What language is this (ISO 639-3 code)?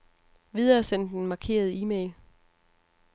dan